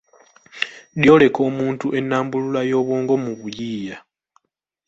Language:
Ganda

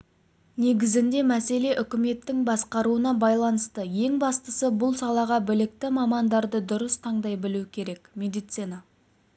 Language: Kazakh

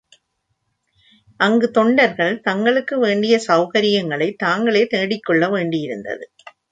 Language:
Tamil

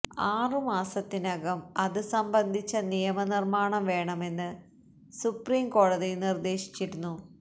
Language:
Malayalam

